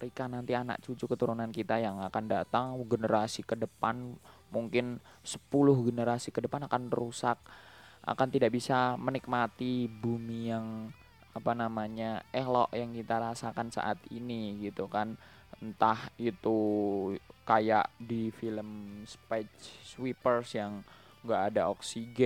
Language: Indonesian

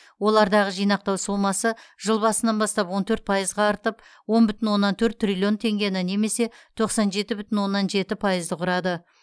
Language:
Kazakh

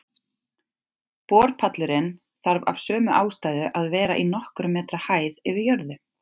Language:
Icelandic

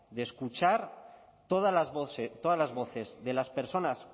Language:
Spanish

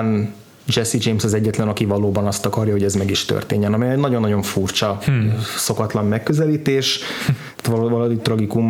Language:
Hungarian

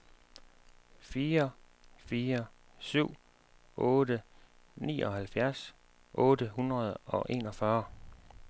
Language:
Danish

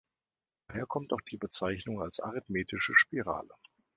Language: German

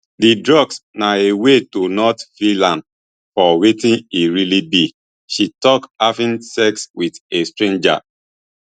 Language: Nigerian Pidgin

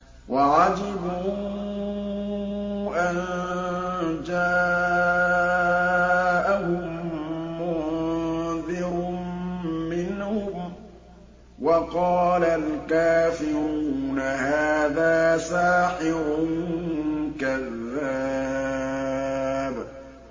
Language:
Arabic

